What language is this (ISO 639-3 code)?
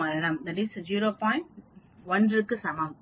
tam